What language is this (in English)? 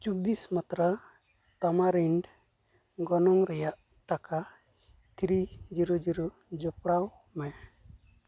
Santali